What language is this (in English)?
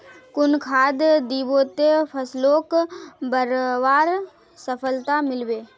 Magahi